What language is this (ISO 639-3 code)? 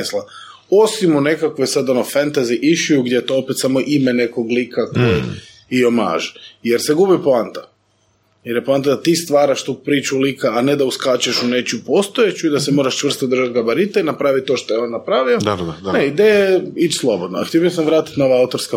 hrv